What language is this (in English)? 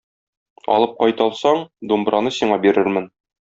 Tatar